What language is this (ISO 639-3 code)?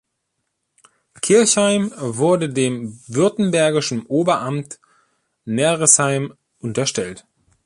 deu